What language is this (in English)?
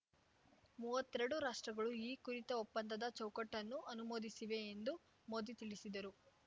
Kannada